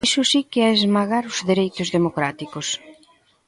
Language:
Galician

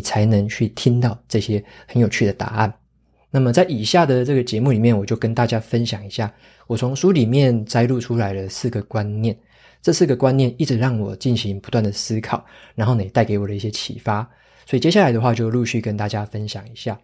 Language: Chinese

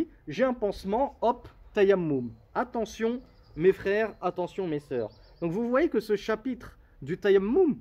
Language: French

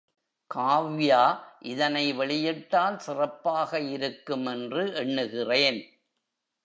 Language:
Tamil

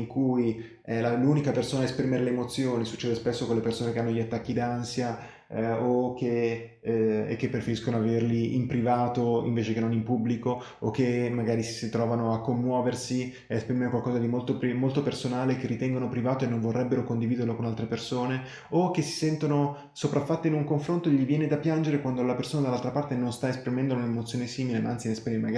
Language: Italian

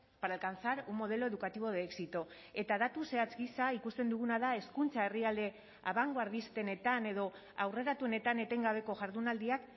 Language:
Basque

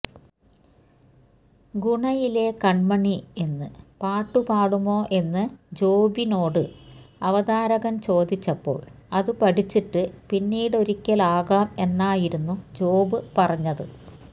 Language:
Malayalam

